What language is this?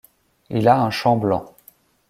French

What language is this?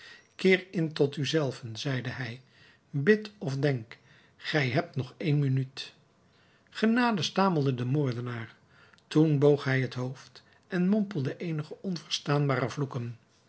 Dutch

